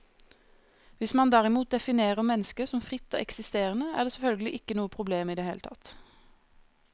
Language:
Norwegian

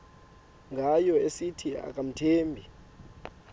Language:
Xhosa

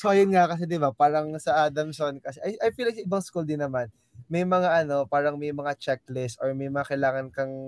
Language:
Filipino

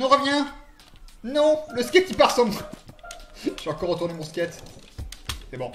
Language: French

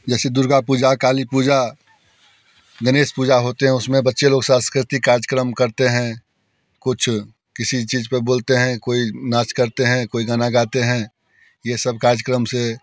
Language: Hindi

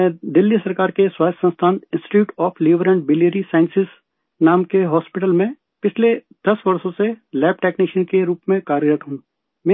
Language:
Urdu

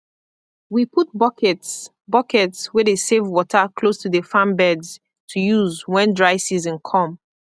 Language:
Nigerian Pidgin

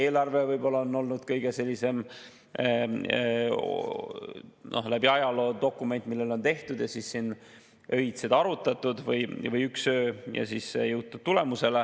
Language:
Estonian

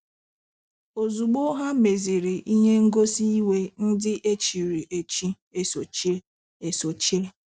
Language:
Igbo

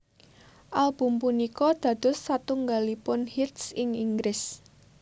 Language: Javanese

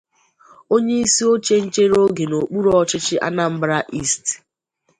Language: Igbo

